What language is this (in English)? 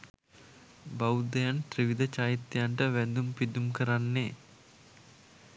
Sinhala